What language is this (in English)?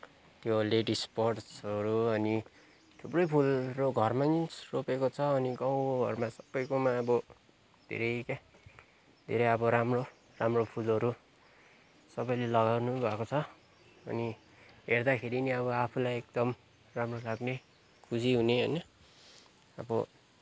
Nepali